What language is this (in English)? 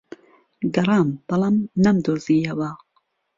Central Kurdish